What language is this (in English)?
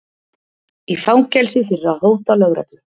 Icelandic